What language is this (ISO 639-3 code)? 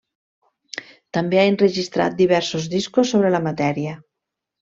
cat